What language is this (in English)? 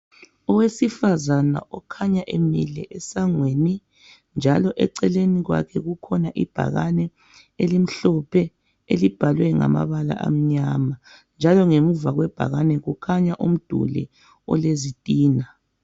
North Ndebele